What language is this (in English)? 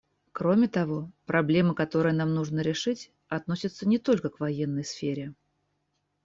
Russian